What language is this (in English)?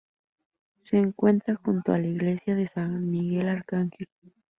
Spanish